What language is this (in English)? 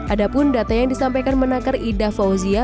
Indonesian